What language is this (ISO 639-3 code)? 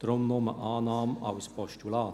gsw